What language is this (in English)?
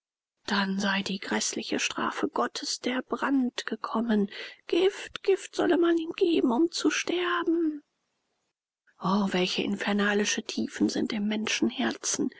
German